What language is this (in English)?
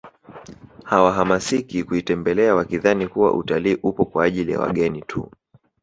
Swahili